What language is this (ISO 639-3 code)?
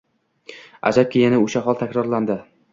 uzb